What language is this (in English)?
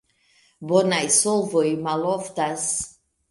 Esperanto